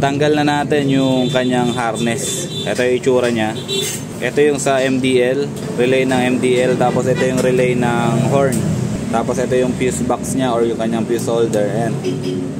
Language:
Filipino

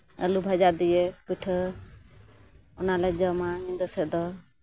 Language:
Santali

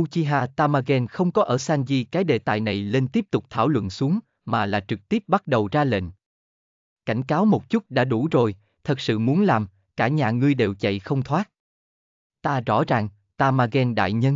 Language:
Vietnamese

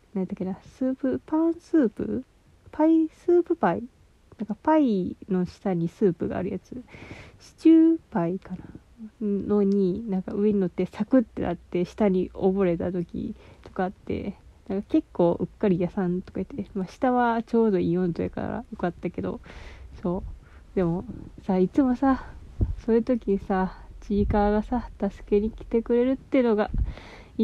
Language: Japanese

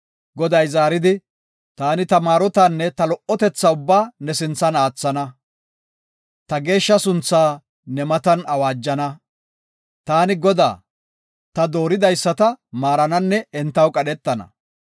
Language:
Gofa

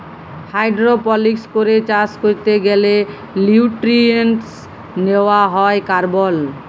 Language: Bangla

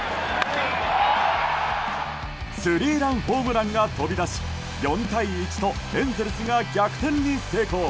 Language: Japanese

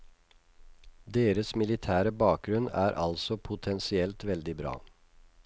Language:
Norwegian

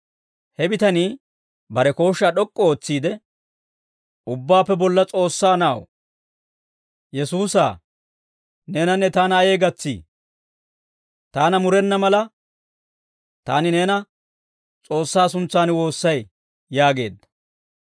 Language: Dawro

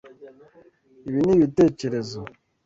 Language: Kinyarwanda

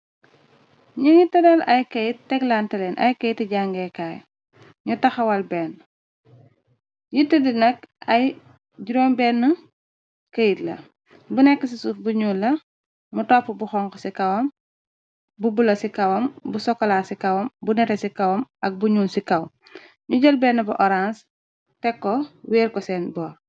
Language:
Wolof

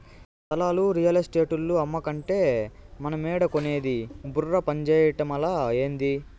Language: Telugu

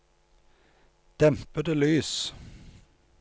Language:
Norwegian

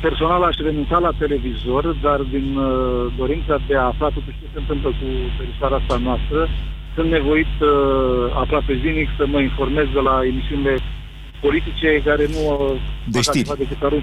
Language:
Romanian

